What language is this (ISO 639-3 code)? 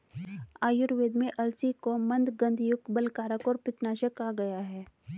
hin